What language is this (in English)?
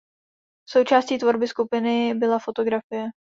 Czech